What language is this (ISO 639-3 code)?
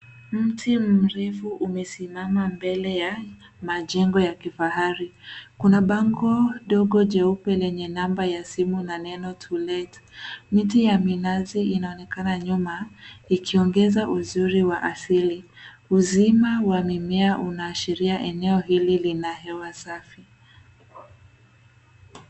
swa